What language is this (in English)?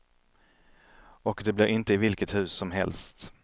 Swedish